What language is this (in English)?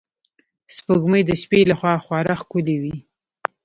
Pashto